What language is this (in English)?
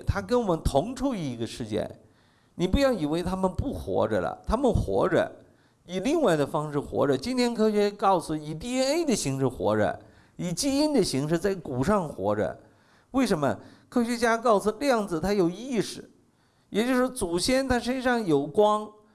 Chinese